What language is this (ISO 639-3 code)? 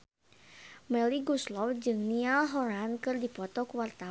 sun